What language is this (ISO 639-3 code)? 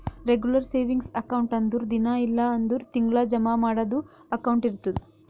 kan